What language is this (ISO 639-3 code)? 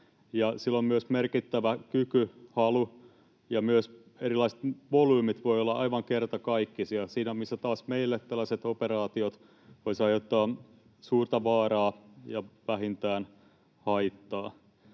fin